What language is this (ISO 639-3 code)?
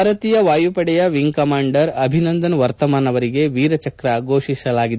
kan